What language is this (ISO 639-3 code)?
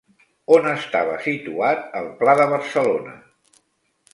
cat